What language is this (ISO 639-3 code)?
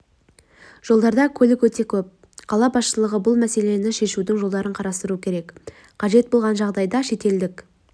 kaz